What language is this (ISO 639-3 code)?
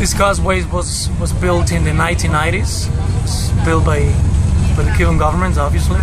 eng